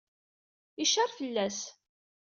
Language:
Kabyle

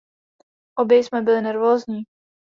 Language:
Czech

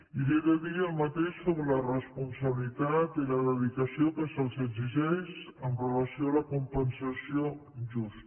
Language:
Catalan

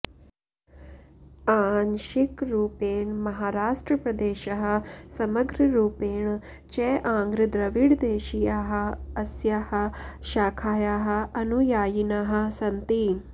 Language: Sanskrit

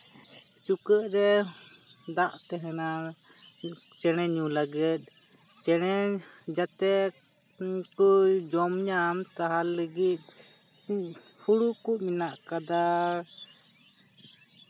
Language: Santali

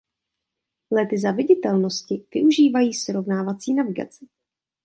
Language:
Czech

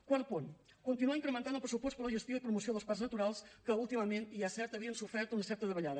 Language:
Catalan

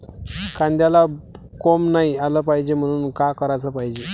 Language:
Marathi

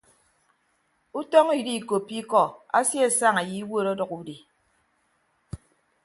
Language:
Ibibio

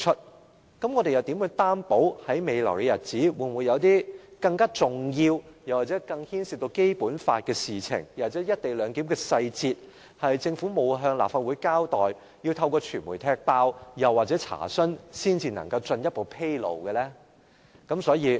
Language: Cantonese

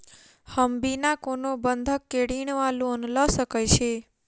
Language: Maithili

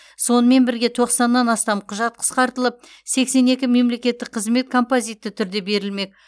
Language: Kazakh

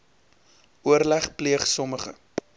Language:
Afrikaans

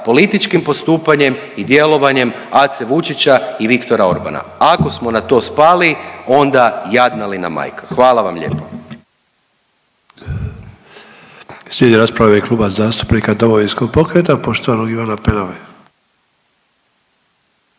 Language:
Croatian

